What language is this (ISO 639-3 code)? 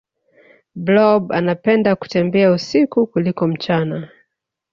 swa